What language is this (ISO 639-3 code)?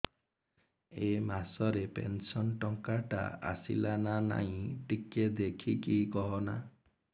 ori